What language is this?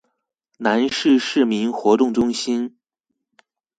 Chinese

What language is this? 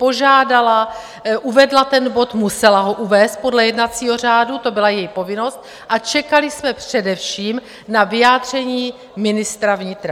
Czech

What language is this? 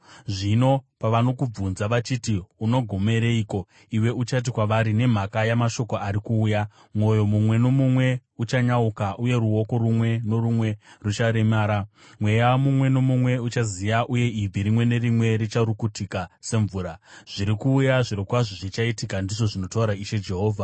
Shona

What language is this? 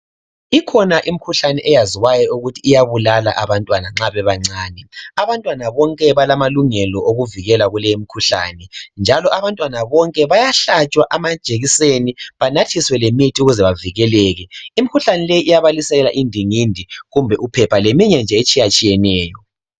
North Ndebele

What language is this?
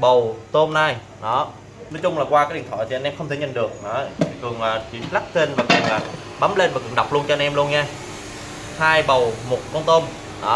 Vietnamese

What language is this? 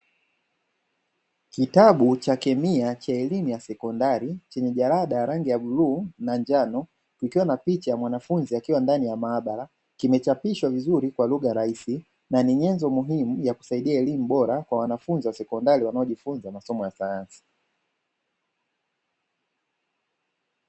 Swahili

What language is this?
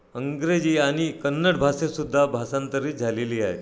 Marathi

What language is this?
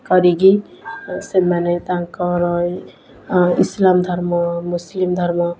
Odia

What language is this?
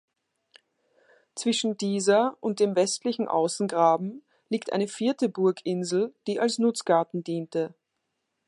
German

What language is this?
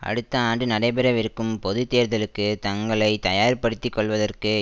Tamil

